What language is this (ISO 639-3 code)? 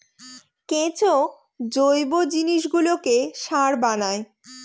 ben